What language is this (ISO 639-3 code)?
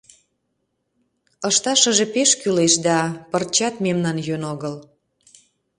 chm